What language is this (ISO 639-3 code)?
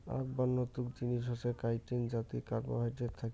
ben